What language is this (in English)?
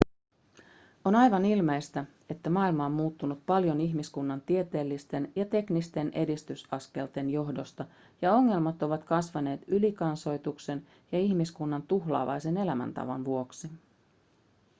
Finnish